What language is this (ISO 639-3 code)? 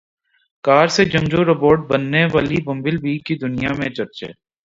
urd